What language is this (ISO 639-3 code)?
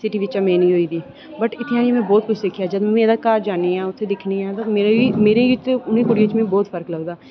doi